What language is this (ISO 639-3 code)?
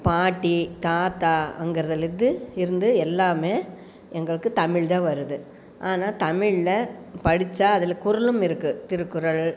tam